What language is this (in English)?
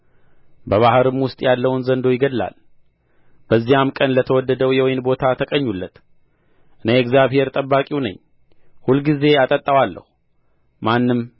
Amharic